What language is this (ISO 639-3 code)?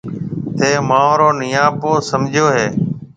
mve